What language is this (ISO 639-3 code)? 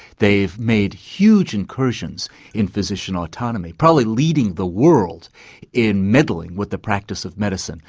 eng